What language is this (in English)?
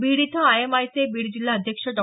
Marathi